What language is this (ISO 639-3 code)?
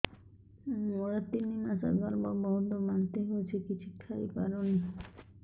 ori